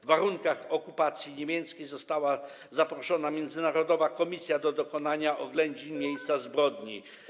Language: Polish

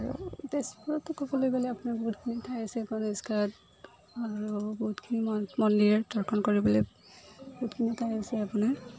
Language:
Assamese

